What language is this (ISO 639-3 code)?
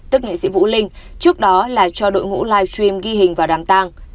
vie